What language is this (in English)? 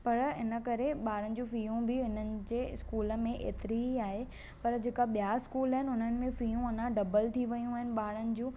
Sindhi